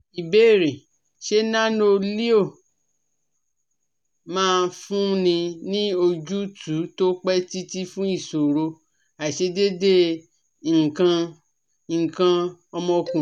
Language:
Yoruba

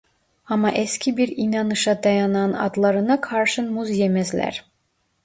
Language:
Turkish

